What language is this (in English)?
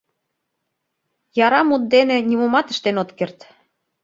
Mari